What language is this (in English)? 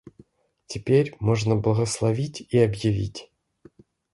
Russian